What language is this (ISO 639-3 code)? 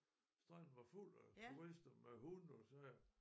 dan